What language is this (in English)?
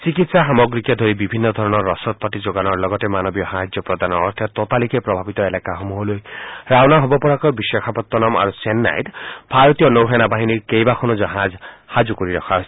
Assamese